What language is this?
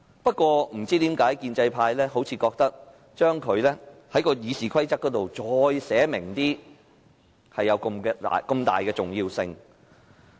Cantonese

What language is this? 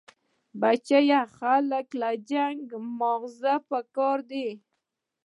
Pashto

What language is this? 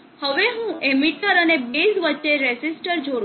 Gujarati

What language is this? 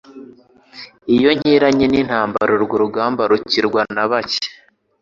Kinyarwanda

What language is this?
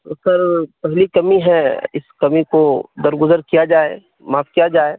Urdu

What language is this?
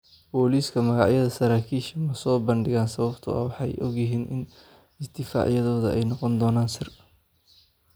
Somali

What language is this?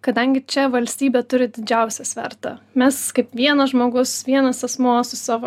Lithuanian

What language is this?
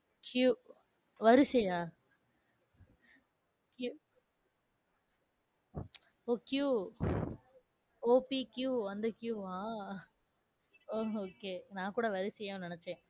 Tamil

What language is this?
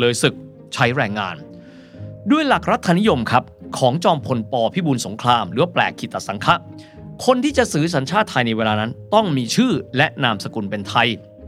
Thai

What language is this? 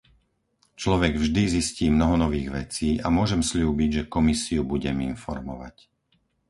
Slovak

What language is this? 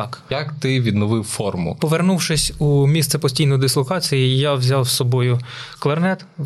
Ukrainian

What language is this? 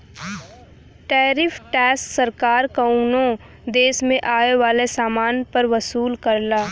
Bhojpuri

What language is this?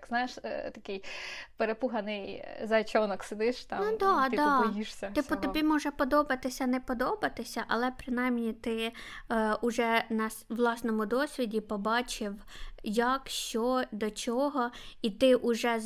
Ukrainian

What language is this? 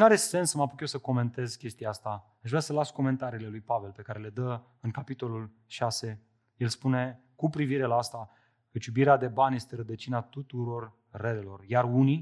Romanian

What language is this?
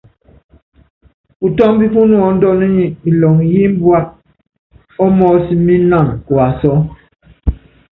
Yangben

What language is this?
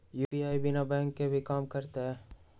Magahi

